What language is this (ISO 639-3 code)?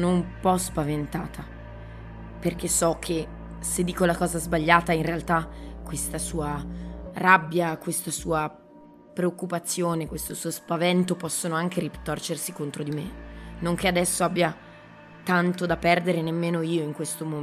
ita